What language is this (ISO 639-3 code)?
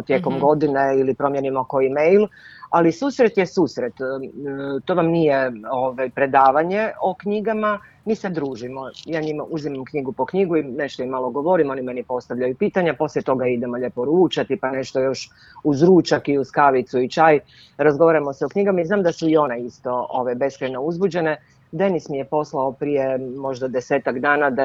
hrv